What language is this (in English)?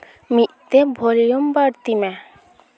Santali